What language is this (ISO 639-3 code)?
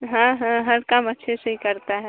hin